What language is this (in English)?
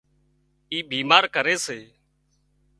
Wadiyara Koli